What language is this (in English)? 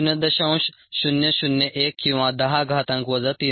Marathi